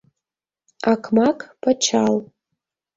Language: Mari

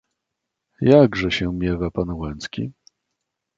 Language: Polish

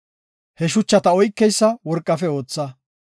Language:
Gofa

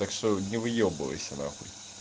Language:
Russian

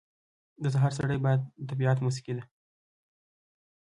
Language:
Pashto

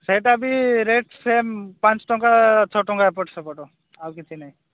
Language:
Odia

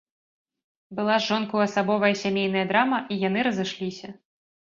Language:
Belarusian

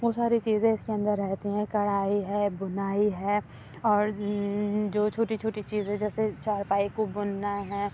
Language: Urdu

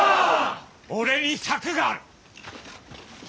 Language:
Japanese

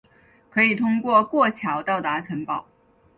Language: Chinese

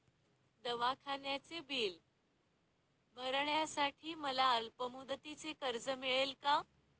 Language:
Marathi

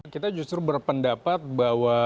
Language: Indonesian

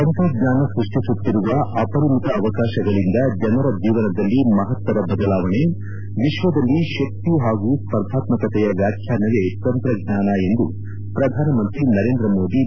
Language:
Kannada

